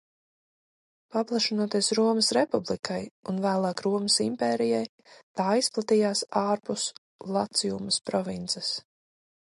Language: Latvian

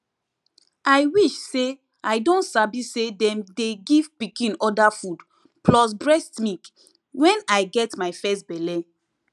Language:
Nigerian Pidgin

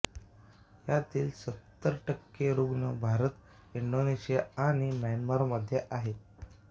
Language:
Marathi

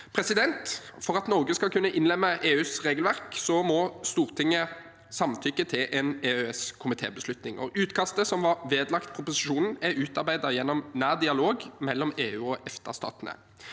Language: Norwegian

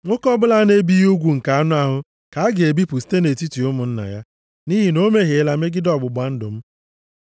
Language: Igbo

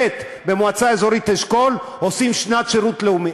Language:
Hebrew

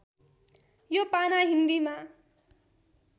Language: Nepali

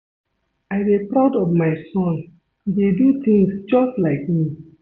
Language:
Nigerian Pidgin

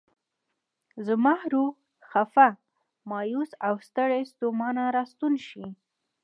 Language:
Pashto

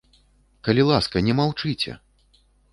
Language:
Belarusian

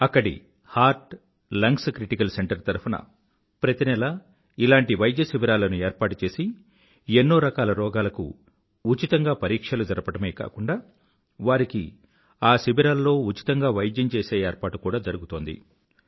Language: Telugu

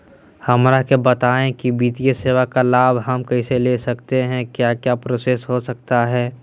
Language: Magahi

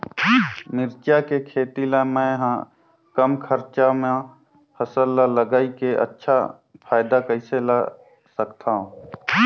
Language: Chhattisgarhi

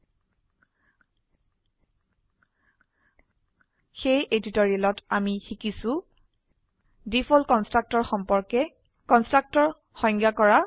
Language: Assamese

